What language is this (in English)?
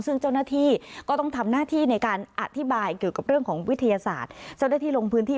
Thai